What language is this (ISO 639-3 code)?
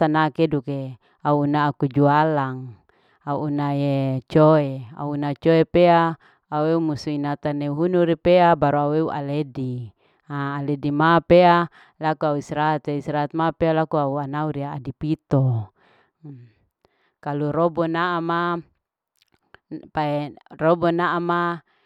alo